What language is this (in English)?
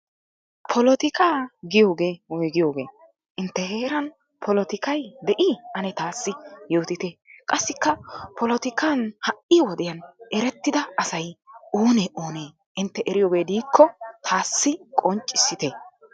Wolaytta